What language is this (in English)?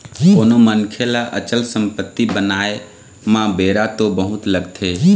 Chhattisgarhi